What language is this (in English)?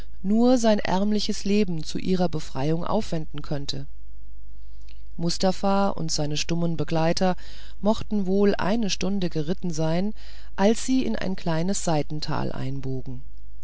German